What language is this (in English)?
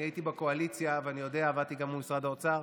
Hebrew